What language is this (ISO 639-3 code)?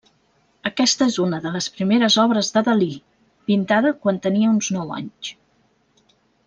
cat